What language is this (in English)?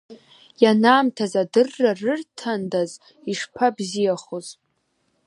Abkhazian